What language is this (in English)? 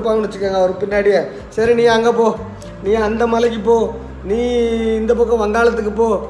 Tamil